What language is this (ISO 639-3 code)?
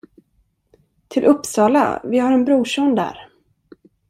swe